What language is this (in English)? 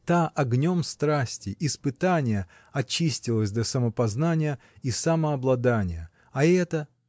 Russian